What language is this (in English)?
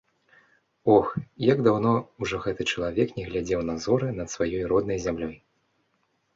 Belarusian